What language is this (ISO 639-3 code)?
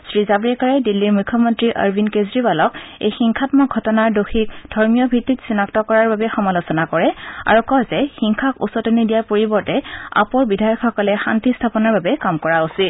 asm